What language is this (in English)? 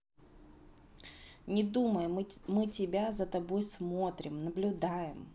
Russian